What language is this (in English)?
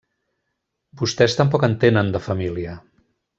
Catalan